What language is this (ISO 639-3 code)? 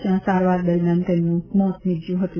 guj